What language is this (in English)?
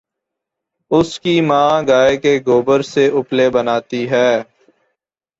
Urdu